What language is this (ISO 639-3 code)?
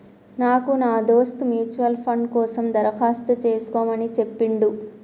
tel